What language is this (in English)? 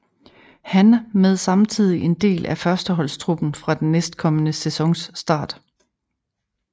Danish